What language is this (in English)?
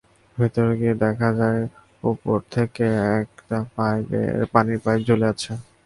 Bangla